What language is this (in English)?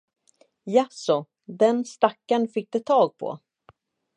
Swedish